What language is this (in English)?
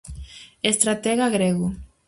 Galician